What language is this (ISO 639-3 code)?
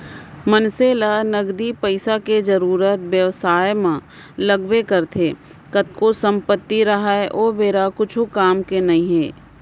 hne